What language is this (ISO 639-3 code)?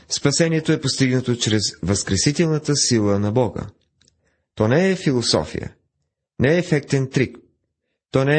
bul